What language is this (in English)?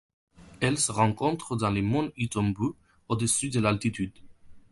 French